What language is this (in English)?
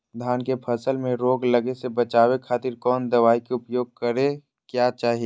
Magahi